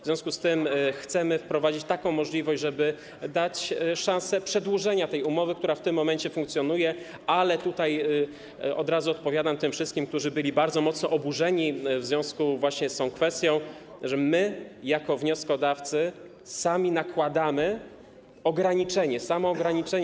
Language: Polish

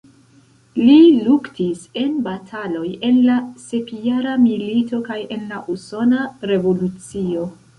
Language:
Esperanto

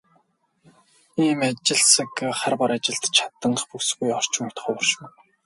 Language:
Mongolian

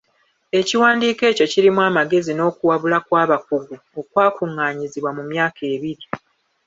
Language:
Ganda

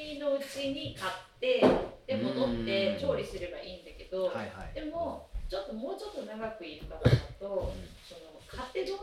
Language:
Japanese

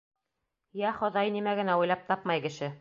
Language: Bashkir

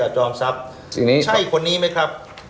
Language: Thai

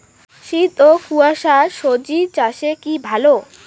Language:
Bangla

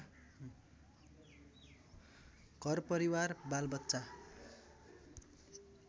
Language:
Nepali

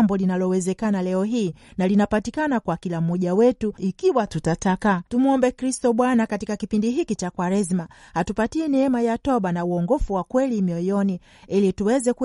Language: Swahili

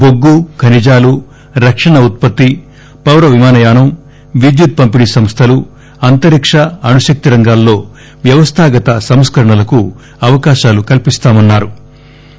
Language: Telugu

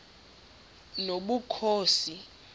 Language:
Xhosa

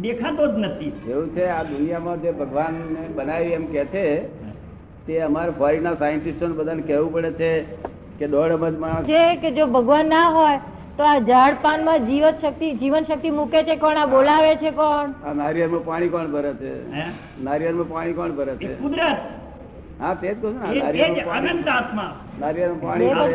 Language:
Gujarati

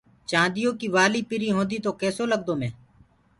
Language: Gurgula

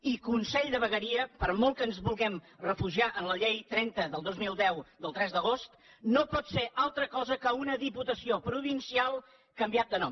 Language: Catalan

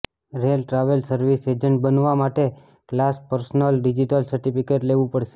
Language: Gujarati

